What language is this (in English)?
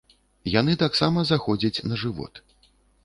Belarusian